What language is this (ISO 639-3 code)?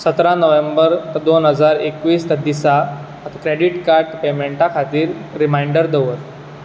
kok